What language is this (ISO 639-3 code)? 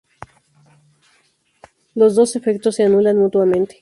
spa